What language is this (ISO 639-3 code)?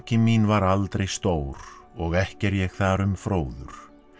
isl